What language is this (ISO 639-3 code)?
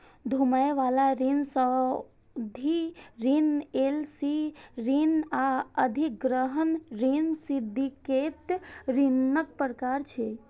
mai